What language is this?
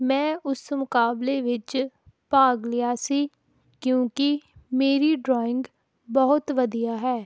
Punjabi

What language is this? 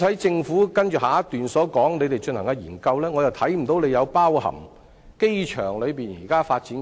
Cantonese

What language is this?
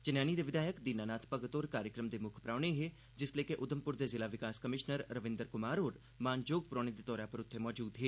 Dogri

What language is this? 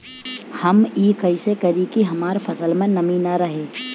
Bhojpuri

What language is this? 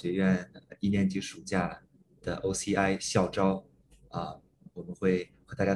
Chinese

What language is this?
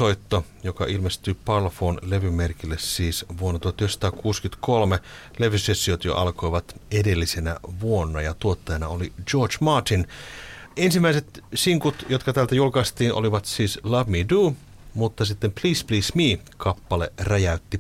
Finnish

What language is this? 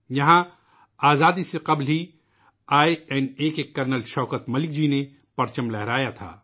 Urdu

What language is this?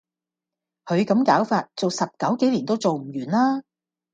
Cantonese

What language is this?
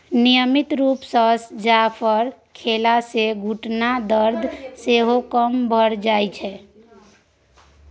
Maithili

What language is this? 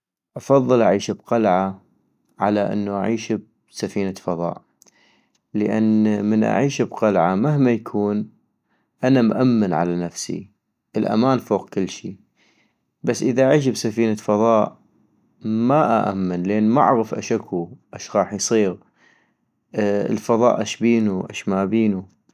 North Mesopotamian Arabic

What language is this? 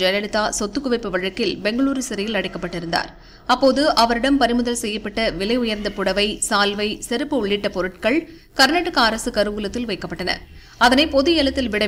Arabic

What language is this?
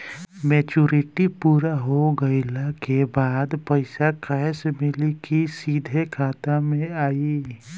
Bhojpuri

